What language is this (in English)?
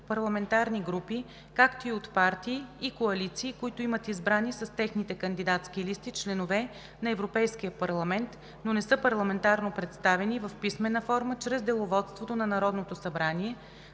Bulgarian